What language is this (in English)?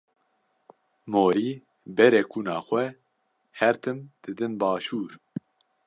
Kurdish